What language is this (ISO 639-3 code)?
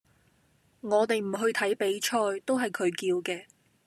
yue